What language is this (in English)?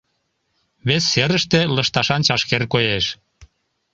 Mari